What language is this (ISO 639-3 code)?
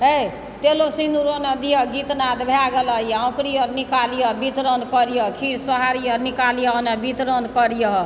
mai